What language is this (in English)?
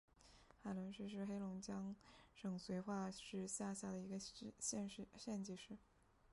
Chinese